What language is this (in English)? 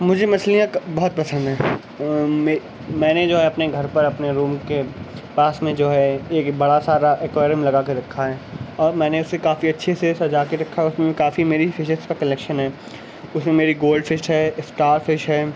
Urdu